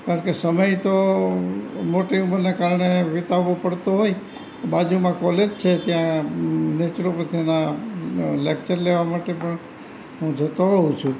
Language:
Gujarati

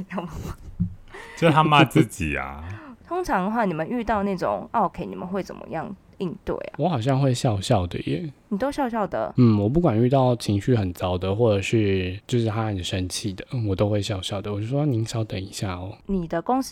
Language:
Chinese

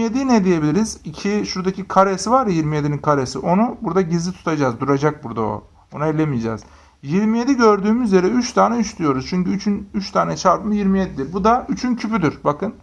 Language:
Turkish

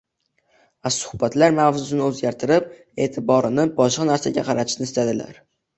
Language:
Uzbek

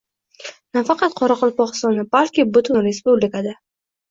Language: Uzbek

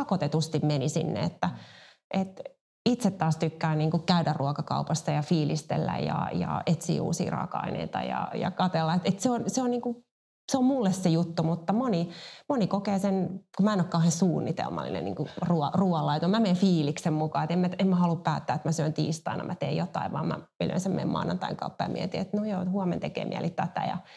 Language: Finnish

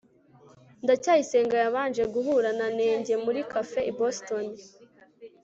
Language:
Kinyarwanda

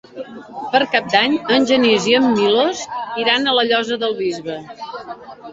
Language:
Catalan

